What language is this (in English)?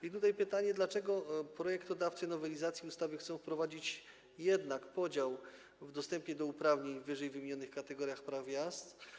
Polish